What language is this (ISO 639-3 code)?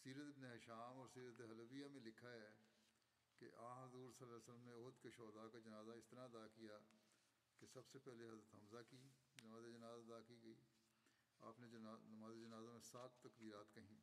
bul